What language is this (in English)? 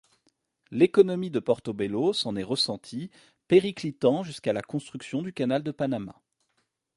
French